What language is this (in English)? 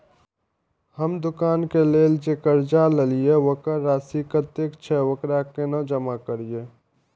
Maithili